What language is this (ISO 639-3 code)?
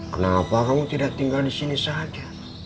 ind